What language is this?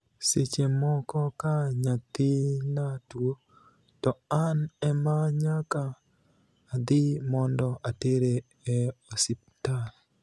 Luo (Kenya and Tanzania)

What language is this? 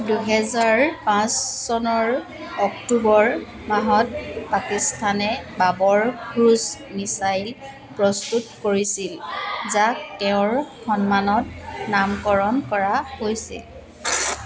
Assamese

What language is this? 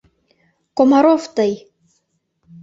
Mari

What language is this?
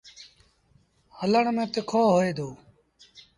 Sindhi Bhil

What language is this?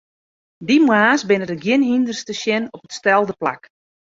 Western Frisian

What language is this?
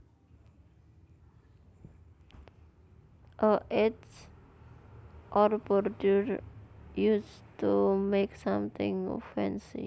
Javanese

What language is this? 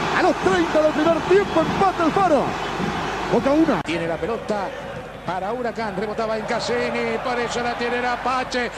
Spanish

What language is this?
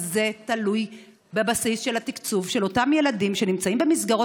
Hebrew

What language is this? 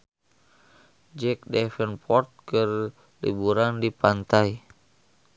Sundanese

